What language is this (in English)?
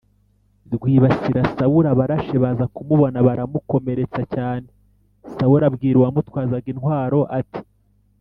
Kinyarwanda